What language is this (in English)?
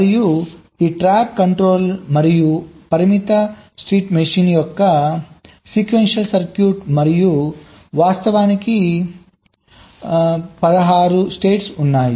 Telugu